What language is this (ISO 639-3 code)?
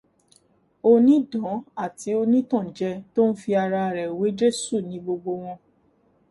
yor